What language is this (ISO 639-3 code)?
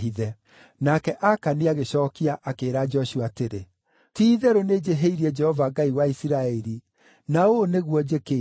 kik